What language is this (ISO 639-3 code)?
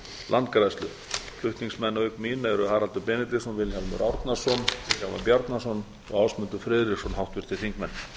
isl